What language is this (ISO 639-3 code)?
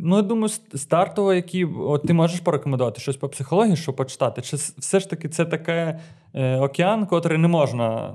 ukr